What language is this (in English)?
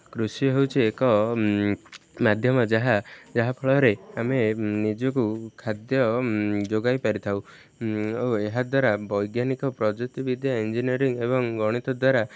Odia